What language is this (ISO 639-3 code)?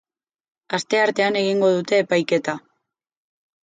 eus